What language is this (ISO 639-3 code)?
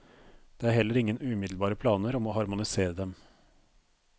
nor